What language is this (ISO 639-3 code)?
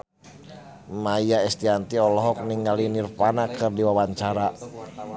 sun